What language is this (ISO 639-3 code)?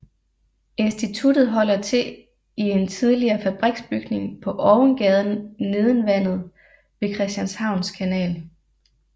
dan